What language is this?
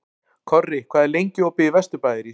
Icelandic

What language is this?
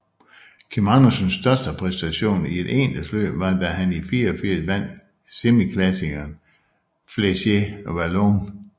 Danish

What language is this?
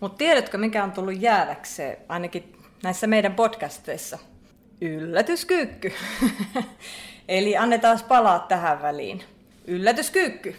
Finnish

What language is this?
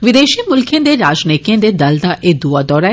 Dogri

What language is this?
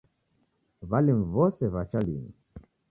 Taita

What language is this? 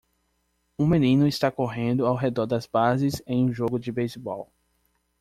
Portuguese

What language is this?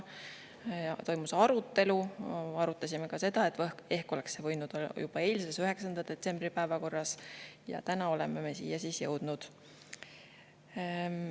Estonian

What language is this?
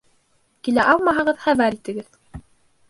Bashkir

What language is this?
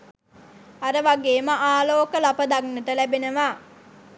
Sinhala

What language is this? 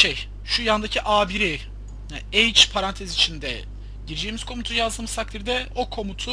Turkish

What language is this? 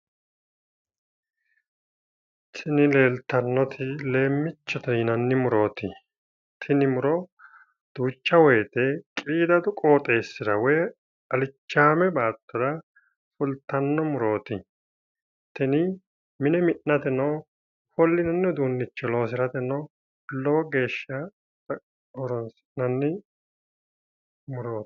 Sidamo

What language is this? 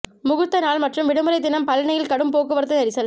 Tamil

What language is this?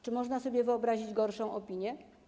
Polish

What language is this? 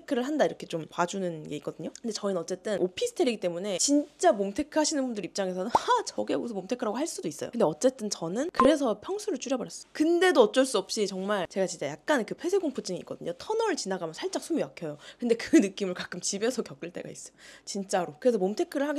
Korean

